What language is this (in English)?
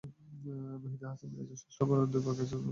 Bangla